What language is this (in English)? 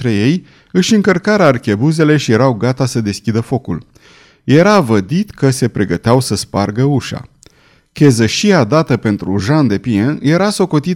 Romanian